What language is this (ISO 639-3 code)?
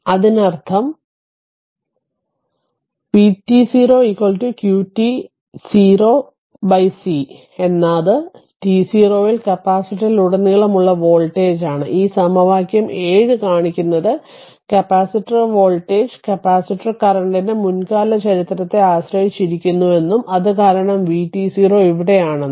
mal